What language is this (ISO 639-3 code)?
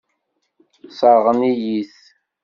kab